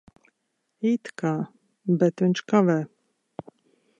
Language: Latvian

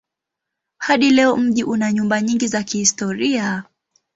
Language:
Swahili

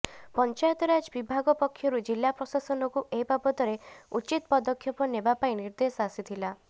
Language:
Odia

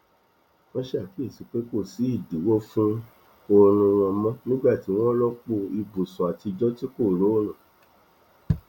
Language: Yoruba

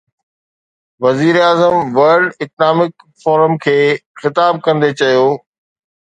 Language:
Sindhi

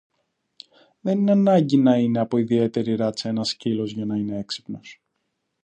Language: Greek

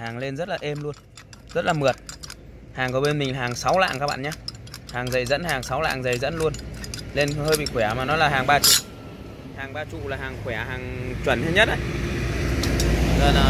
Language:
Vietnamese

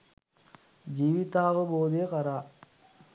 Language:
Sinhala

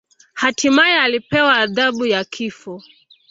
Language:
Swahili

